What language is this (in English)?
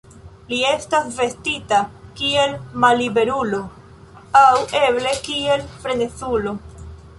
Esperanto